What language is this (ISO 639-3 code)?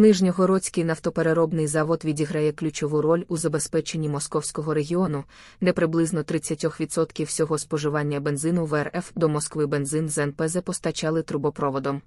ukr